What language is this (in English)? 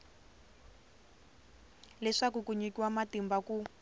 Tsonga